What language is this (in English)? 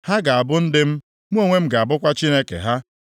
Igbo